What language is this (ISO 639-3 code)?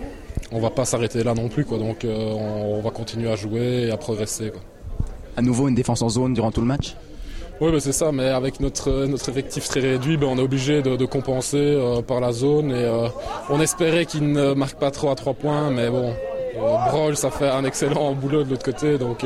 fra